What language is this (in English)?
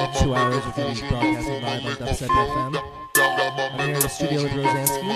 English